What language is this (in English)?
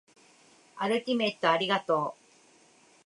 Japanese